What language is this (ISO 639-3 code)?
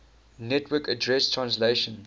eng